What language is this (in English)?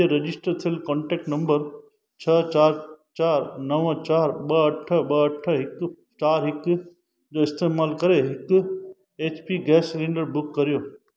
Sindhi